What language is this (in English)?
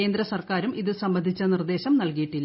Malayalam